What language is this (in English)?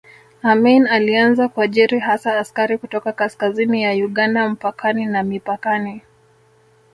Swahili